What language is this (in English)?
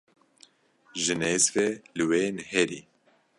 Kurdish